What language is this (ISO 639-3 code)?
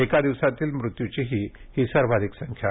mar